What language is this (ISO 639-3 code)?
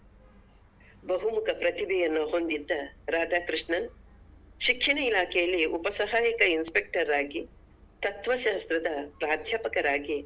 kan